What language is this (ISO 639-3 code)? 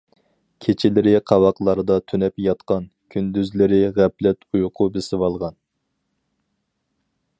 uig